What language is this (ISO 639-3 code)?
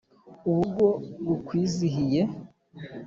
kin